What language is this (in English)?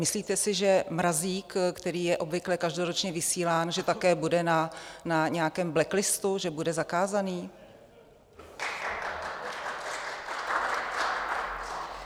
Czech